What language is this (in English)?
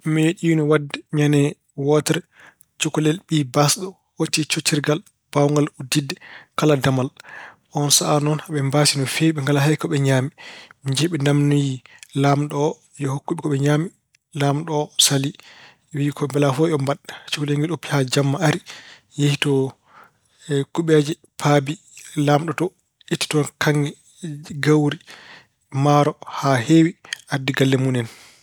Fula